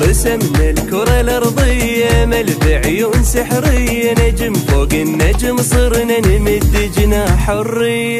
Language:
Arabic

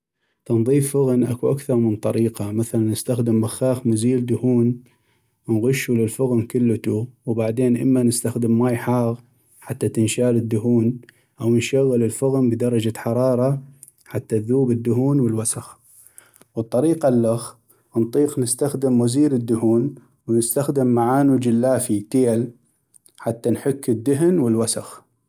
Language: North Mesopotamian Arabic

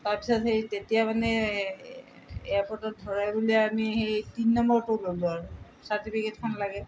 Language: Assamese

